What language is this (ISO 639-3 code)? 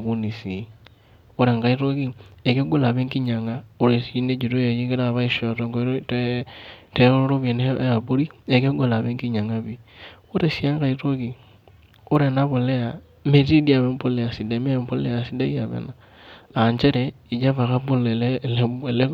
mas